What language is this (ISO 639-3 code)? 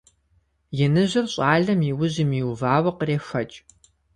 kbd